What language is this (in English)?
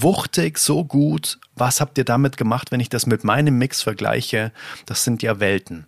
German